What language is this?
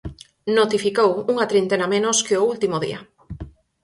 Galician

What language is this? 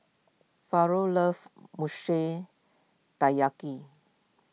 English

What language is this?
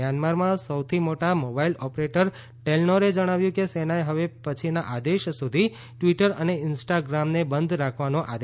Gujarati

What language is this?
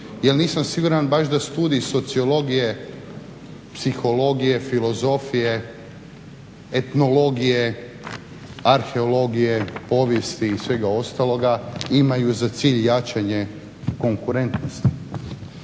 Croatian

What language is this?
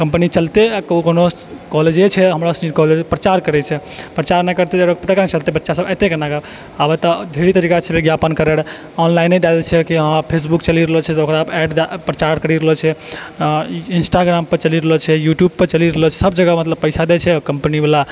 Maithili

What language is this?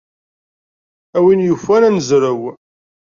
Kabyle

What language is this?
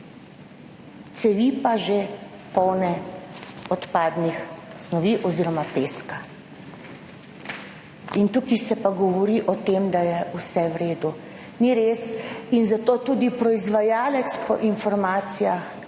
Slovenian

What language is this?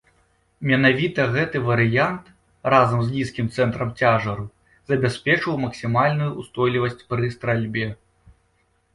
Belarusian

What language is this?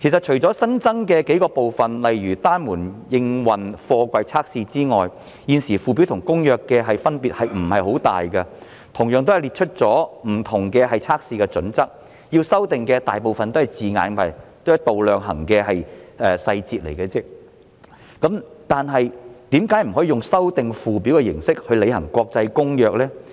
Cantonese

